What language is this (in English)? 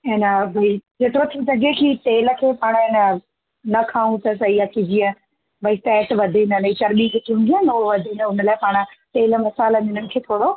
Sindhi